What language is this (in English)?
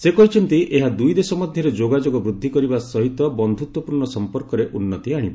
Odia